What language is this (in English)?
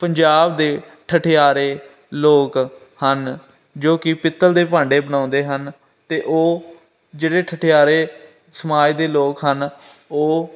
Punjabi